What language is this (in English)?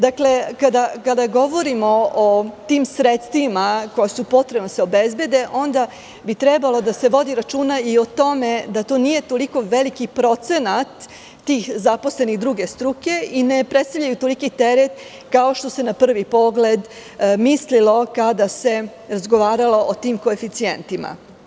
Serbian